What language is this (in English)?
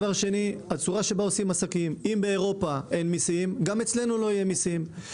Hebrew